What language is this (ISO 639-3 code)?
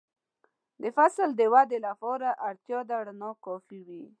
pus